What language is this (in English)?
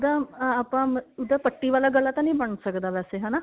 Punjabi